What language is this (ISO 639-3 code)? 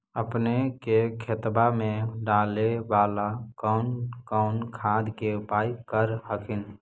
mag